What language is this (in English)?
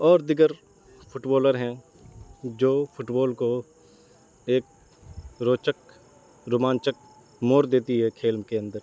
Urdu